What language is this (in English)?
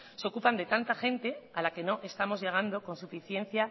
Spanish